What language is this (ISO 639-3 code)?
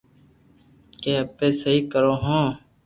lrk